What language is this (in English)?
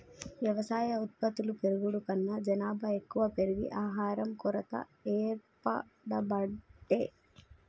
Telugu